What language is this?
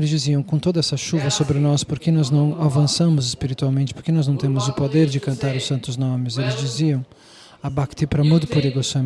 Portuguese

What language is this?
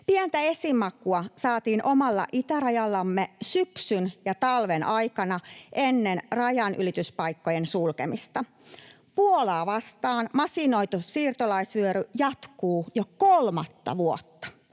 Finnish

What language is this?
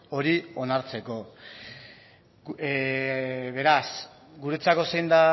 Basque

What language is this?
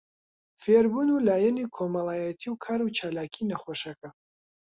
Central Kurdish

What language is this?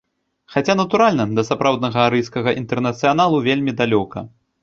Belarusian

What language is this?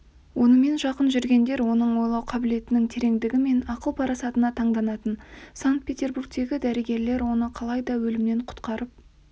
Kazakh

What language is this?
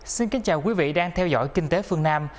Vietnamese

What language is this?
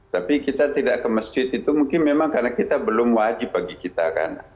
Indonesian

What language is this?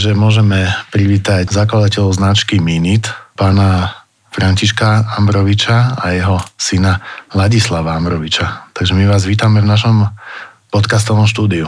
Slovak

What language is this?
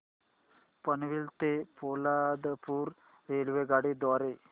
Marathi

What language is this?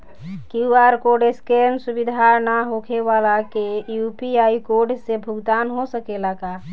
Bhojpuri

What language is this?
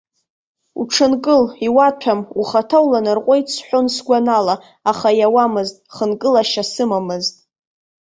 Abkhazian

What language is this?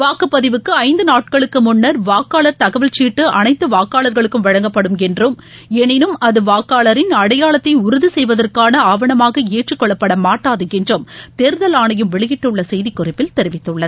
Tamil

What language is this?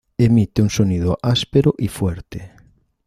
Spanish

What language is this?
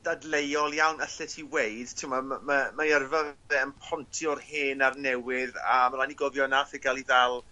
Welsh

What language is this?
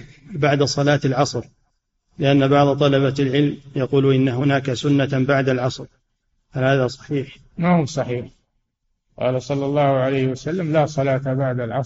Arabic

